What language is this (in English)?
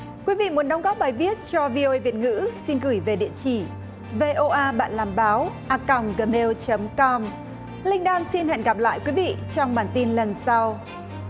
Vietnamese